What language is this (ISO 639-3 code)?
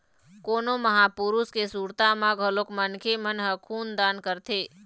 hne